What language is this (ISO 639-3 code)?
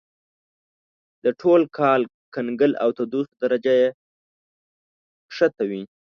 pus